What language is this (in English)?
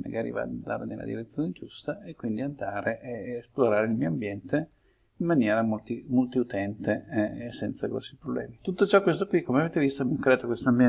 Italian